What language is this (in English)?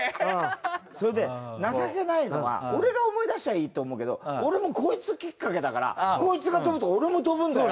Japanese